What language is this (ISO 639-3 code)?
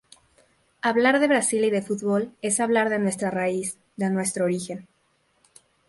spa